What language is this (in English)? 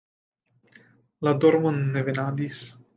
Esperanto